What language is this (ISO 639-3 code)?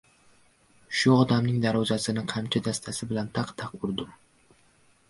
uzb